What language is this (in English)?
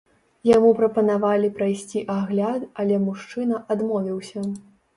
Belarusian